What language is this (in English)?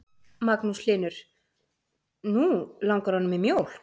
Icelandic